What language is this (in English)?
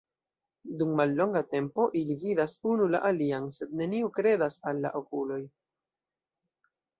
Esperanto